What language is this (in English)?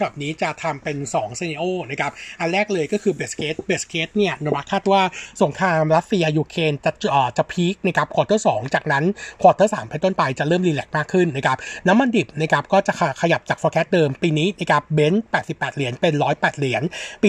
Thai